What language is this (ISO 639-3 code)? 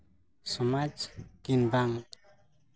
sat